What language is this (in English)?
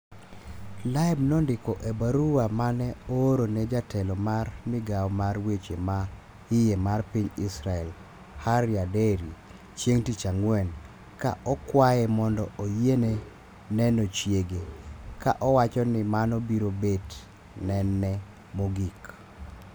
Luo (Kenya and Tanzania)